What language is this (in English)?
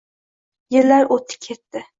Uzbek